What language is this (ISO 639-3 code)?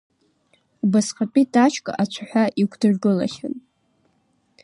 abk